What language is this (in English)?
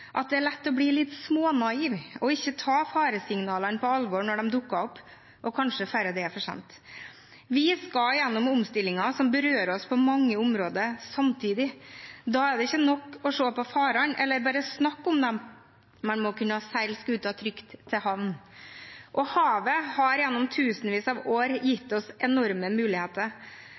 Norwegian Bokmål